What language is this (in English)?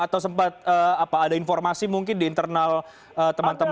Indonesian